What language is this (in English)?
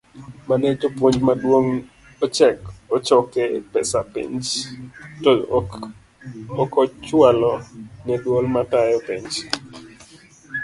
Luo (Kenya and Tanzania)